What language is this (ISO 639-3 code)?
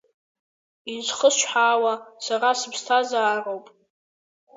abk